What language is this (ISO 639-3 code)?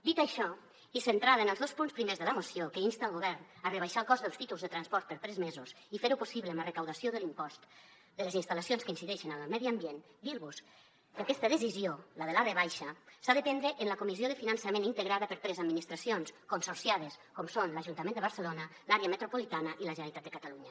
cat